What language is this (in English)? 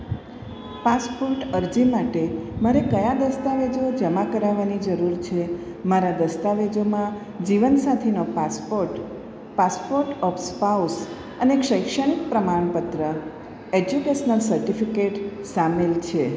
Gujarati